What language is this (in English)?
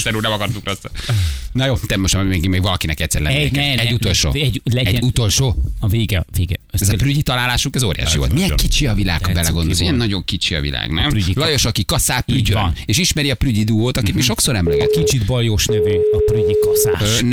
Hungarian